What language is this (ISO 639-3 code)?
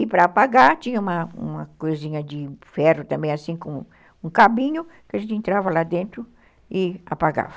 por